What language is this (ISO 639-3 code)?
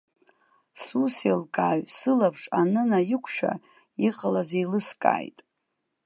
abk